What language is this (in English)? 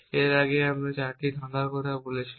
Bangla